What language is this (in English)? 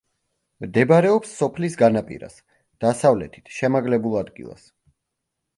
Georgian